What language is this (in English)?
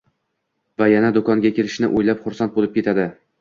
Uzbek